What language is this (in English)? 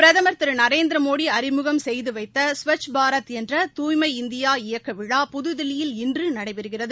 Tamil